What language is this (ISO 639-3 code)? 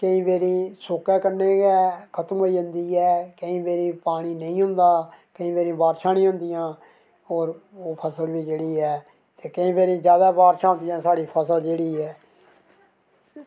doi